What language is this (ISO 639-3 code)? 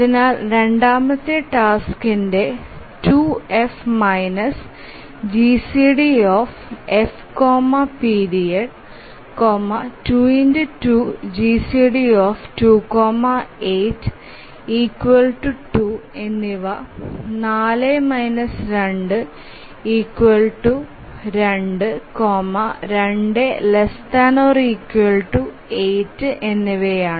mal